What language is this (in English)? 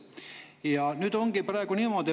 Estonian